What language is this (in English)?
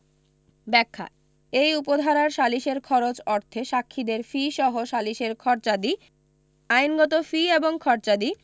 Bangla